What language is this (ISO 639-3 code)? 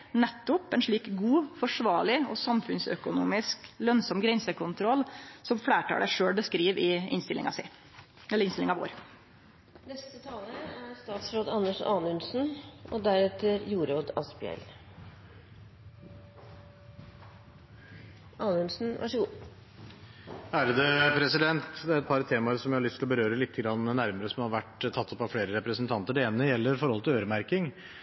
nor